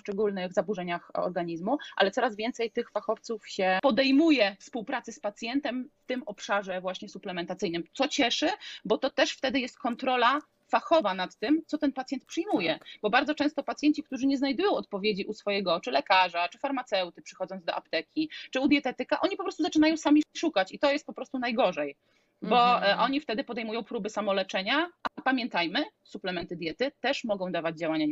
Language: Polish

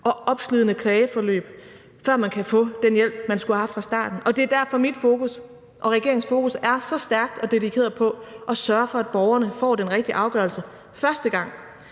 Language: Danish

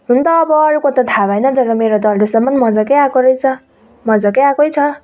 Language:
Nepali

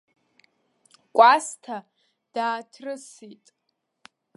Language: Abkhazian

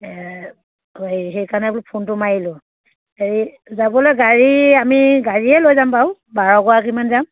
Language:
Assamese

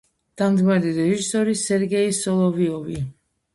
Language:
Georgian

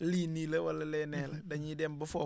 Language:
Wolof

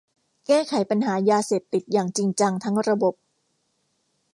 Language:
Thai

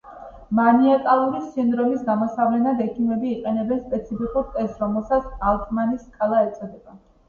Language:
Georgian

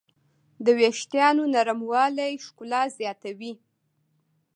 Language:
Pashto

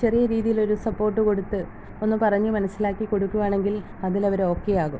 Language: Malayalam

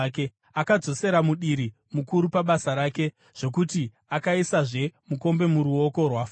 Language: Shona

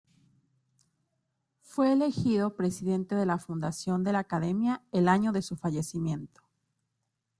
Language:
Spanish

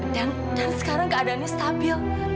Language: Indonesian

